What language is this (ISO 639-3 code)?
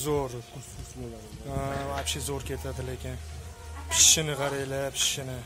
rus